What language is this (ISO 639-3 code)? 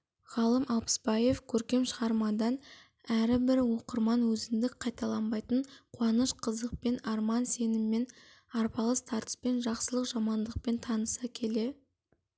kaz